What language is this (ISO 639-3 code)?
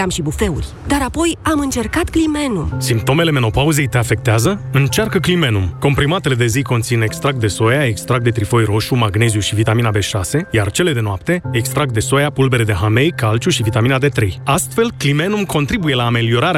ron